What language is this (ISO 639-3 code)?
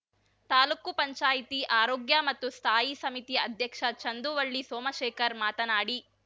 kan